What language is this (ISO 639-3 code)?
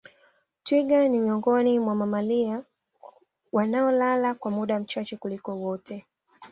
swa